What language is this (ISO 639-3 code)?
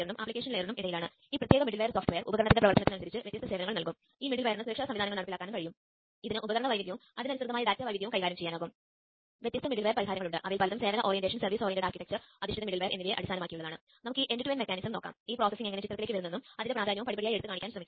mal